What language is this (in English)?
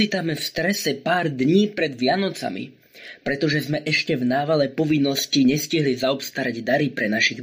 Slovak